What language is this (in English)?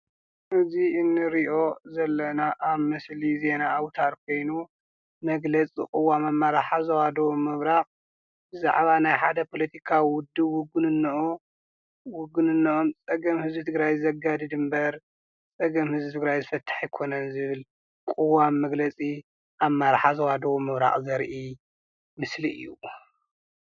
Tigrinya